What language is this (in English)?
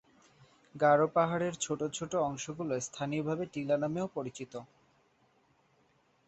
Bangla